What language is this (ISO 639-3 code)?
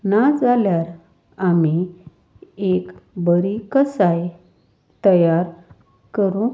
kok